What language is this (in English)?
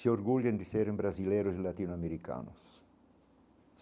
Portuguese